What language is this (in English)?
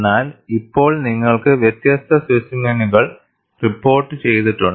Malayalam